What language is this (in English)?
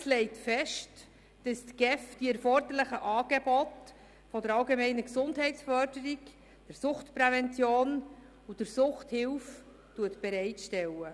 Swiss German